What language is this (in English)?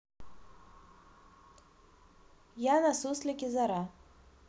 Russian